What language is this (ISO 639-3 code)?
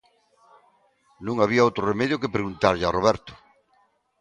glg